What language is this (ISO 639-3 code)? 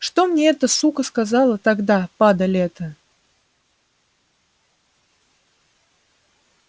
rus